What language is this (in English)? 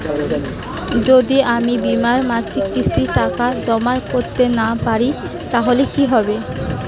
Bangla